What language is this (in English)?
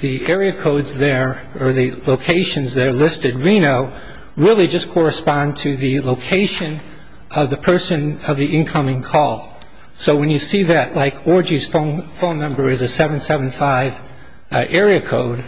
English